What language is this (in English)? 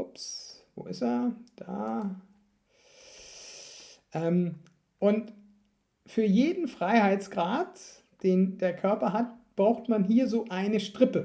German